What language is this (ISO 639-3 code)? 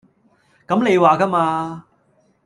yue